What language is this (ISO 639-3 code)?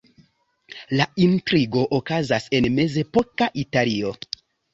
epo